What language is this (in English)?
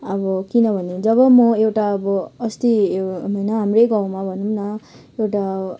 Nepali